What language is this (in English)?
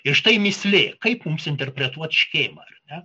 Lithuanian